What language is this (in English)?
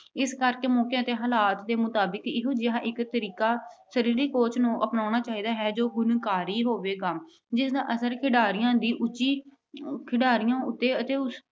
Punjabi